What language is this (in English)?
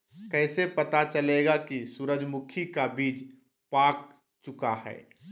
Magahi